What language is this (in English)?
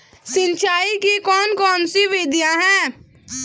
Hindi